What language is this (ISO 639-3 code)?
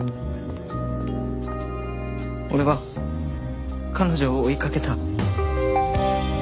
jpn